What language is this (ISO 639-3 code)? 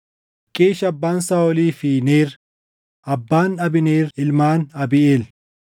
orm